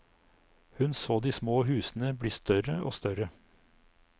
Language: Norwegian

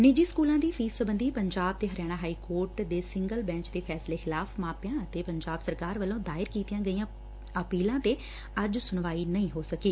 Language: Punjabi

